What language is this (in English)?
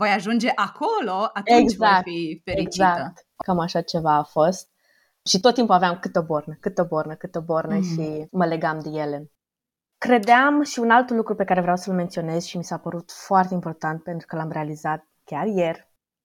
Romanian